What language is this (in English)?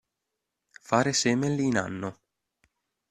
Italian